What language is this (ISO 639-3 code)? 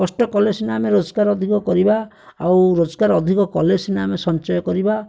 ori